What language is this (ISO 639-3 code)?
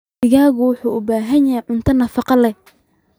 som